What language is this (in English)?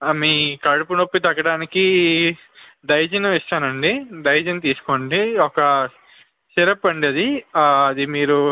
Telugu